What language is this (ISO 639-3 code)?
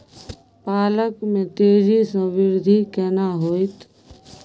mai